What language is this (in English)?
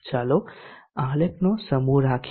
Gujarati